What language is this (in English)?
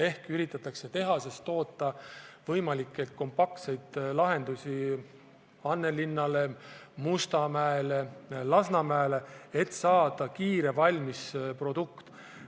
Estonian